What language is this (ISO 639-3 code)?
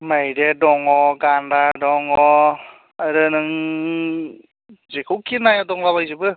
brx